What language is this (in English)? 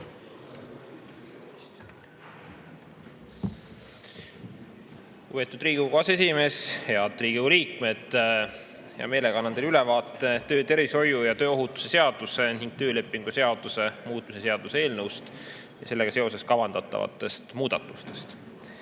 Estonian